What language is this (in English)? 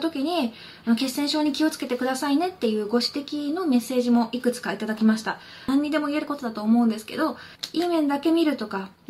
Japanese